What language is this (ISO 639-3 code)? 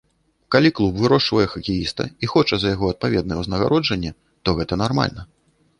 bel